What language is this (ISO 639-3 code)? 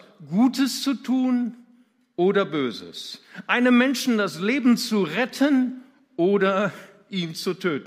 deu